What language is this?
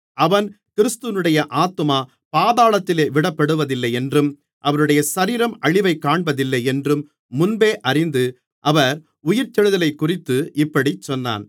Tamil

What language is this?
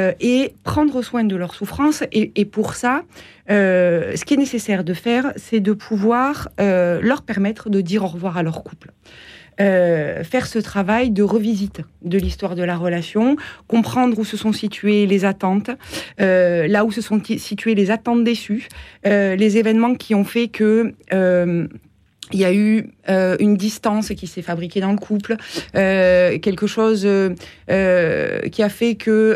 French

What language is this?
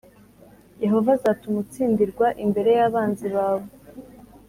Kinyarwanda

